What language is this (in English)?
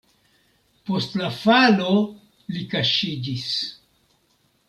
Esperanto